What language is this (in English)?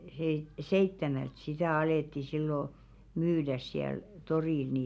Finnish